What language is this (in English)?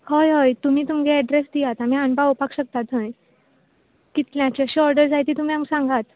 Konkani